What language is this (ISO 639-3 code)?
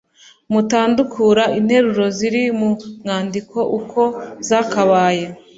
kin